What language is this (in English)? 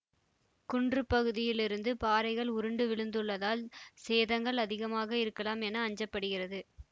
Tamil